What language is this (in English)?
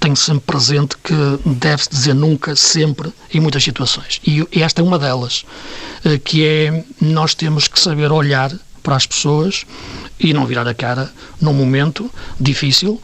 Portuguese